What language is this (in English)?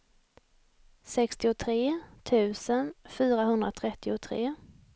Swedish